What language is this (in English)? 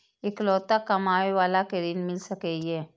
Maithili